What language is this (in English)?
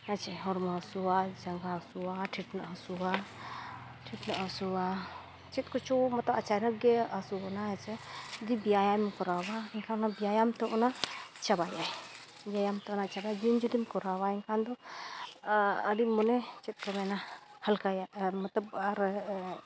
Santali